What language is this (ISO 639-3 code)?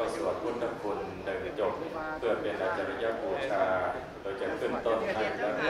tha